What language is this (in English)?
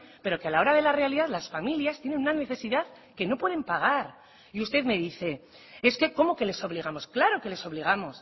Spanish